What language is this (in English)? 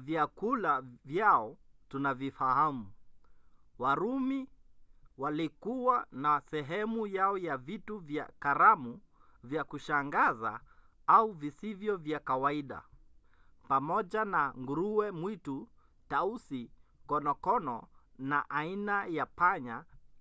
Swahili